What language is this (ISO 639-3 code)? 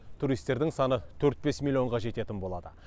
kaz